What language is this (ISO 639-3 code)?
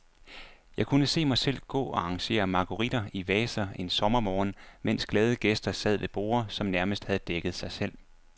dan